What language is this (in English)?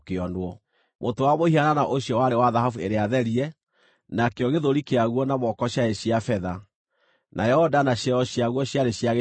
Kikuyu